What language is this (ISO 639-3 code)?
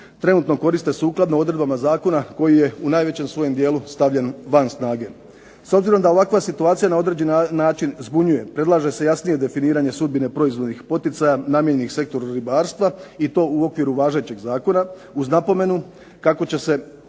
hrv